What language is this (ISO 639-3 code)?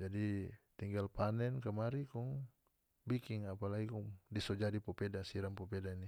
max